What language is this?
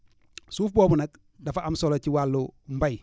Wolof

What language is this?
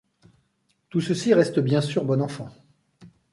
French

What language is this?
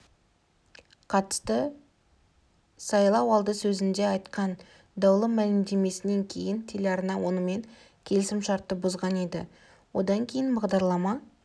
Kazakh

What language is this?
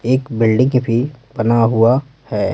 Hindi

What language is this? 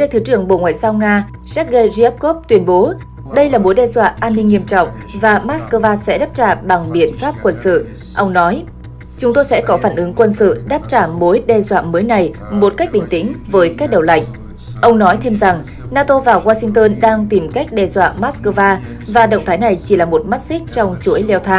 Vietnamese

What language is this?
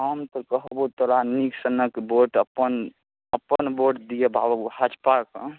Maithili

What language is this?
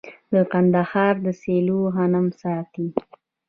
Pashto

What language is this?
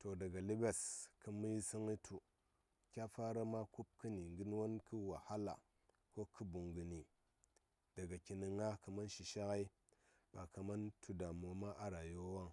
Saya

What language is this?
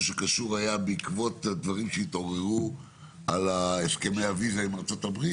Hebrew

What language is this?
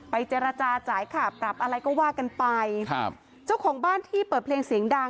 Thai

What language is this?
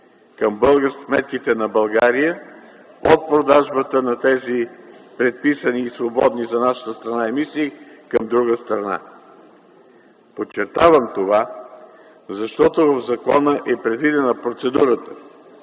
Bulgarian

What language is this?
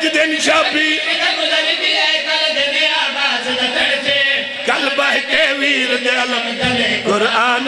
Arabic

